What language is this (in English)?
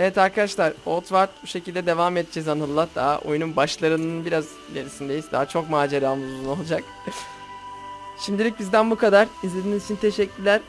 Turkish